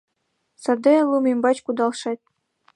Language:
Mari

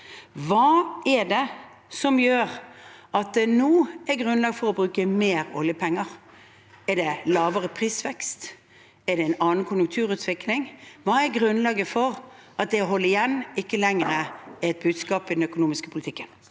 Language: Norwegian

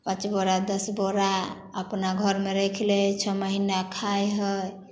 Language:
Maithili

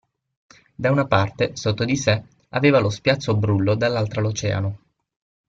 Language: Italian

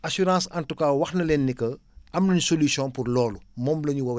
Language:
Wolof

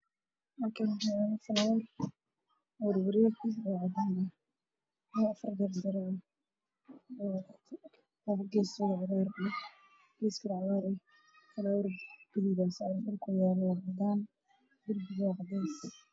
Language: Somali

